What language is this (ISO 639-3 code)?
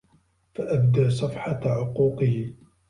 ara